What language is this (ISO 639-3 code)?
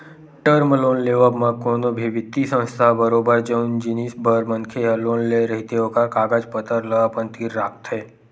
hne